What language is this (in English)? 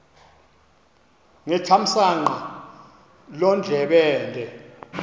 Xhosa